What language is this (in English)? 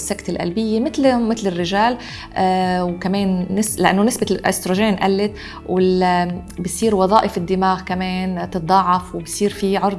Arabic